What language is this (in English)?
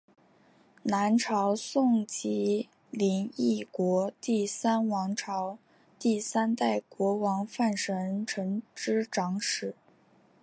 Chinese